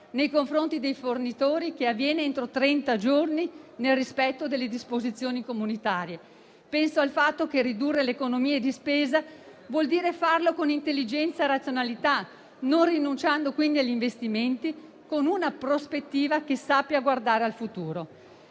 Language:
Italian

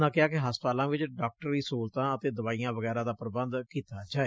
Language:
Punjabi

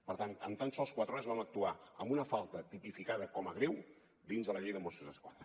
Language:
Catalan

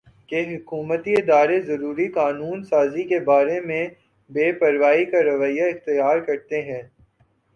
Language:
Urdu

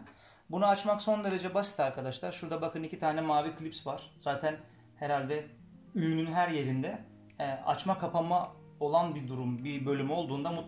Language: Turkish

